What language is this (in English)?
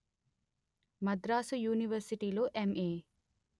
Telugu